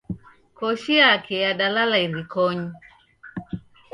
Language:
Taita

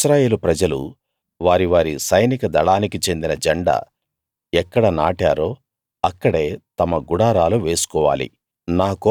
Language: Telugu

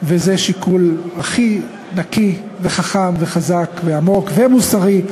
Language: Hebrew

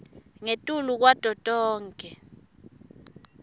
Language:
Swati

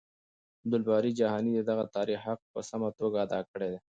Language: Pashto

